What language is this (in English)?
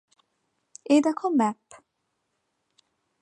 Bangla